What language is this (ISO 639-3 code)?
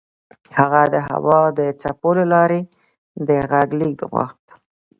pus